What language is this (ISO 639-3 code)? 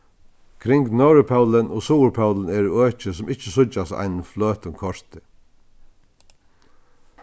fao